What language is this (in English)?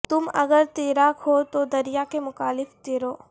Urdu